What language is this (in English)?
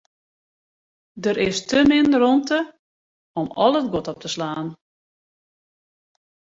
Western Frisian